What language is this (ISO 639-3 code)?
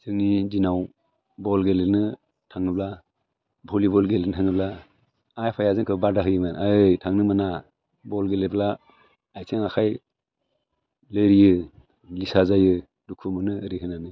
brx